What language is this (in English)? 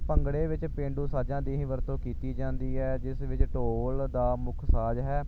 Punjabi